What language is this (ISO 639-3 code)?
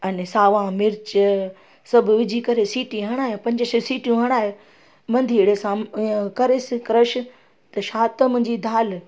snd